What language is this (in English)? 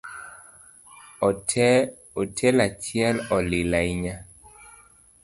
Luo (Kenya and Tanzania)